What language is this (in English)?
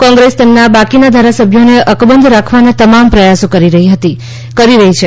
Gujarati